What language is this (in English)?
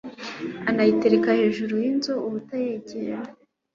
Kinyarwanda